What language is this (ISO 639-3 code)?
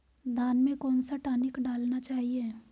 hin